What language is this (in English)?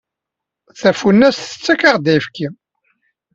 Kabyle